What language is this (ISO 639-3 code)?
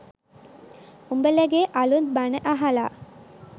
sin